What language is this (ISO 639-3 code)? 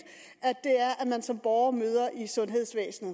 dan